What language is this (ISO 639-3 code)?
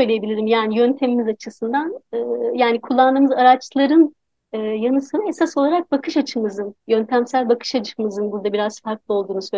tur